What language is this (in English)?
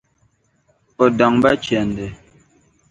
Dagbani